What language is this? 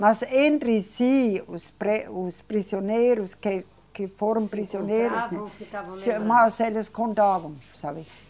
Portuguese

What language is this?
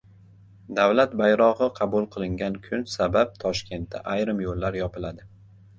Uzbek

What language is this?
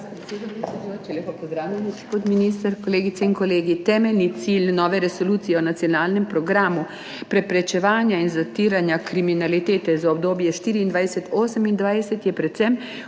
Slovenian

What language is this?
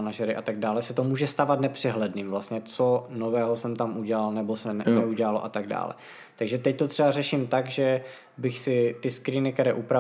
Czech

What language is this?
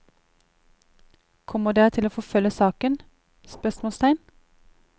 Norwegian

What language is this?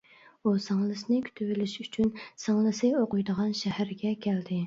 Uyghur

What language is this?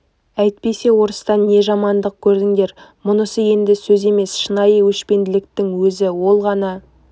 Kazakh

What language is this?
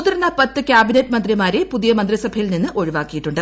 Malayalam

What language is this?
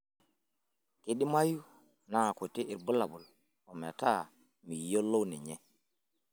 Masai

